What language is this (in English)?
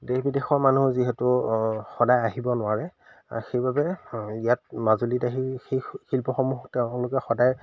Assamese